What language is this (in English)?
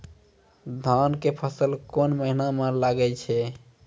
Maithili